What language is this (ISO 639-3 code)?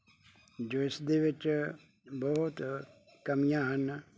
pan